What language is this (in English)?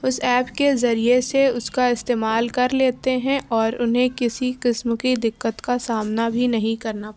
Urdu